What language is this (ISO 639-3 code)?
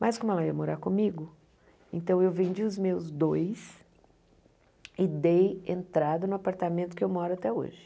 por